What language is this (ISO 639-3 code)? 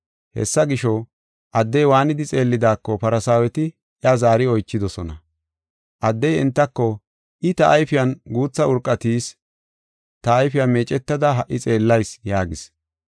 gof